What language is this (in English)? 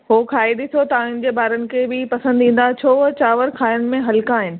Sindhi